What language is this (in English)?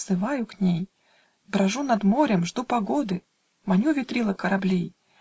Russian